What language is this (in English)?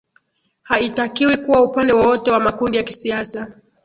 Swahili